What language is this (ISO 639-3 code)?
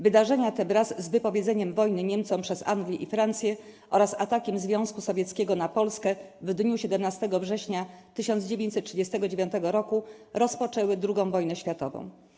pol